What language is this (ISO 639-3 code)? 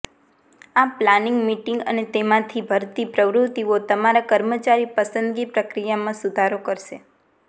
guj